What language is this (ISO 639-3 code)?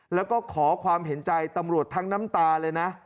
tha